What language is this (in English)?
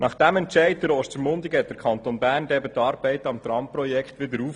Swiss German